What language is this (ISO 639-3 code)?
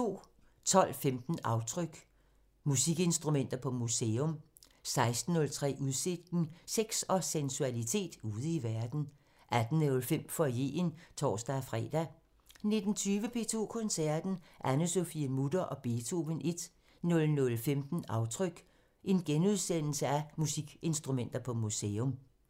dan